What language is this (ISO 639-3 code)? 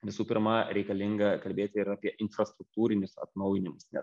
lit